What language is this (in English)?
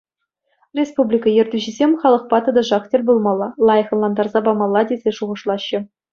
Chuvash